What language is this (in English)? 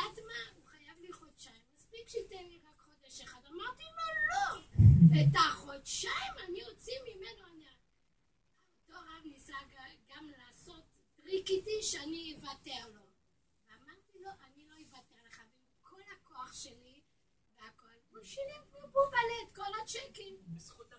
Hebrew